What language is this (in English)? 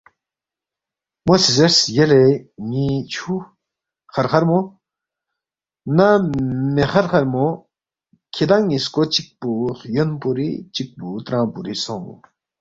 Balti